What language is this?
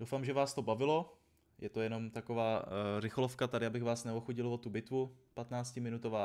Czech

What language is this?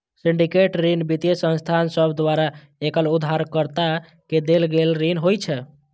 Maithili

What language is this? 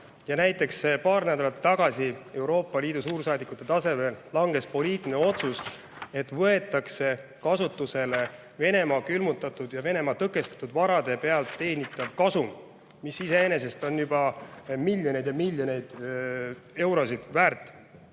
Estonian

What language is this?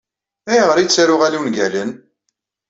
Kabyle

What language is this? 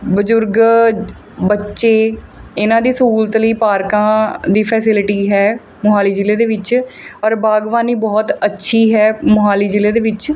Punjabi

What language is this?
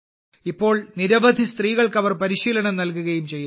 Malayalam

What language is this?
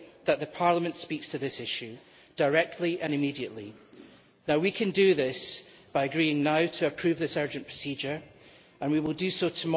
English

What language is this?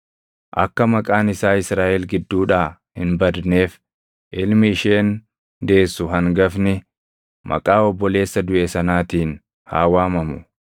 Oromo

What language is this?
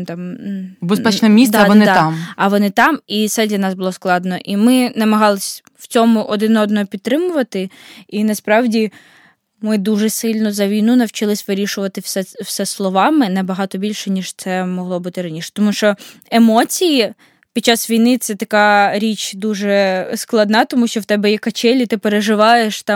Ukrainian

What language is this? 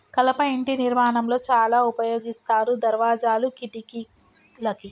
Telugu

